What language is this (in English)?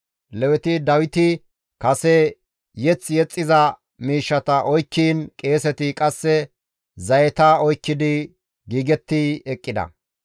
Gamo